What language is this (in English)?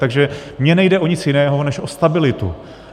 Czech